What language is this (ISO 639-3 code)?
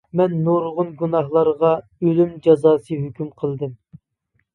uig